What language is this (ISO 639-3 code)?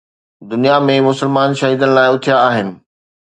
snd